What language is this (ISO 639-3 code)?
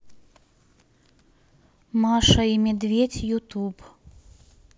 rus